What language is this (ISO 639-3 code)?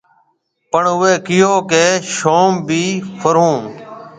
mve